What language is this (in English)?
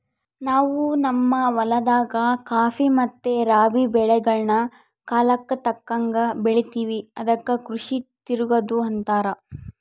Kannada